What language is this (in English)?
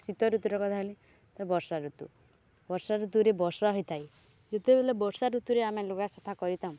Odia